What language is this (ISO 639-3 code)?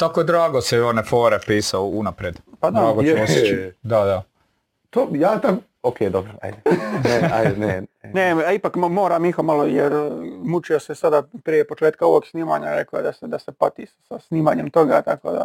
hrv